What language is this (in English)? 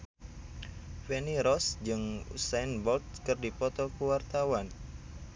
Sundanese